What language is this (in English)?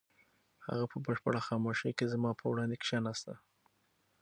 Pashto